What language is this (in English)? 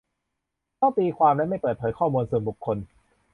Thai